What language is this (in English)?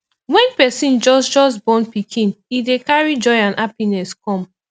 Nigerian Pidgin